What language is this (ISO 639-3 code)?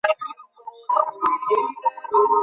ben